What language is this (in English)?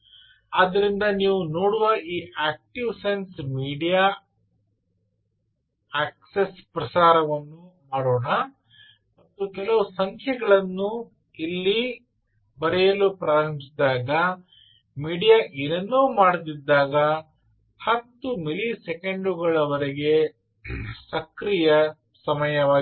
Kannada